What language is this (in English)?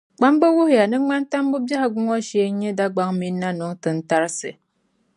Dagbani